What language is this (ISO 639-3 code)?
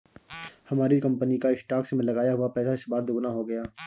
hin